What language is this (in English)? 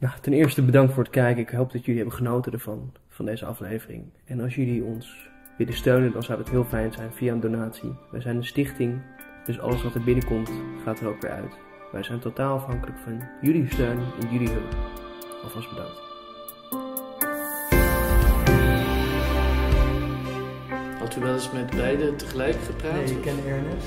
Dutch